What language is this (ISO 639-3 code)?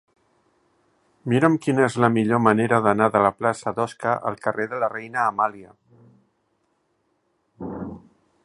cat